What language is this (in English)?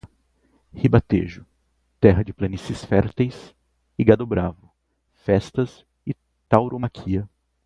Portuguese